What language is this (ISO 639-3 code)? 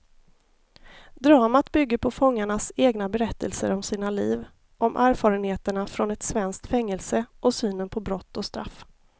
swe